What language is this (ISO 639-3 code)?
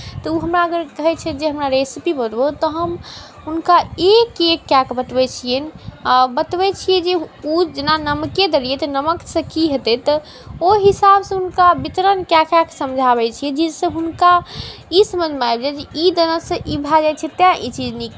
mai